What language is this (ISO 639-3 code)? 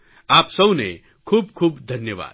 guj